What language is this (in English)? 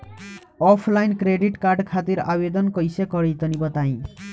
Bhojpuri